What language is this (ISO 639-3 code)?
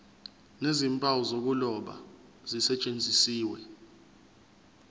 zul